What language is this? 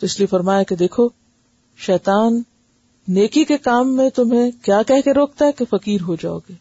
Urdu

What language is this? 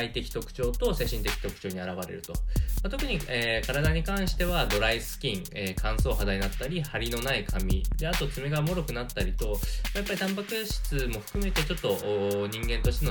Japanese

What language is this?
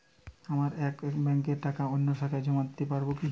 Bangla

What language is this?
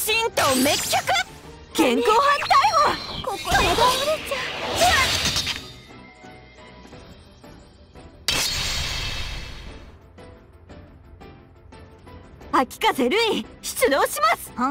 Japanese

